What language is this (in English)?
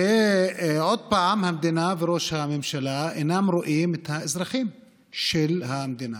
Hebrew